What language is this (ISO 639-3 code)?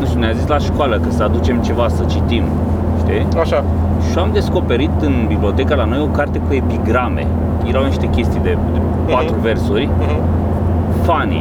ron